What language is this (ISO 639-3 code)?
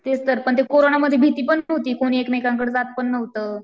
mar